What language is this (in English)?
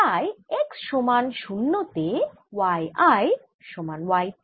Bangla